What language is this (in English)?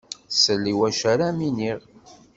Kabyle